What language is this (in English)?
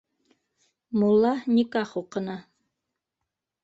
Bashkir